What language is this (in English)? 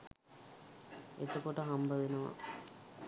Sinhala